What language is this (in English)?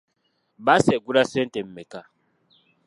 Ganda